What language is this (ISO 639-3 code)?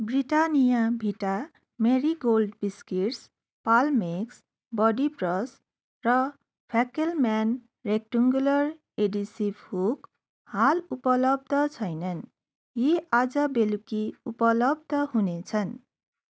nep